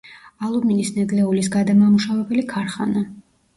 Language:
Georgian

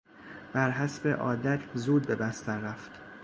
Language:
Persian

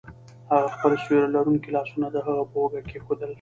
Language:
Pashto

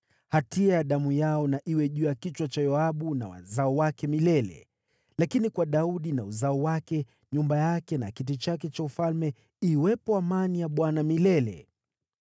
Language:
Swahili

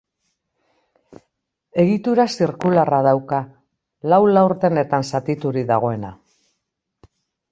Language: Basque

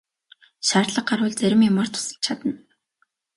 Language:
Mongolian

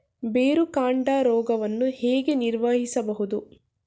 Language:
Kannada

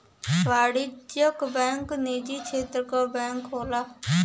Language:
Bhojpuri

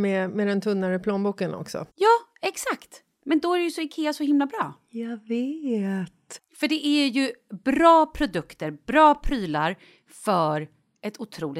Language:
Swedish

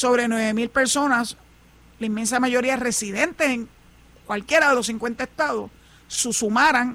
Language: Spanish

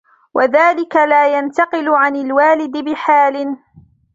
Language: Arabic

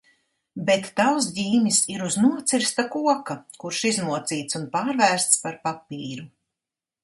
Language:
Latvian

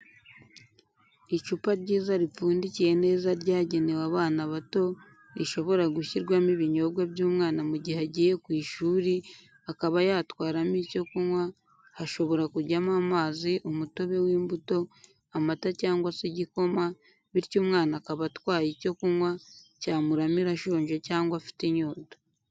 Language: Kinyarwanda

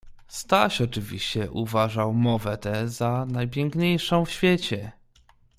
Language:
Polish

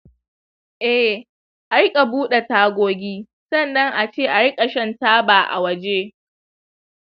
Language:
Hausa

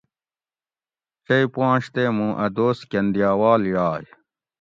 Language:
Gawri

